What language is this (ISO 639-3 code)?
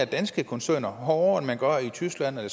dan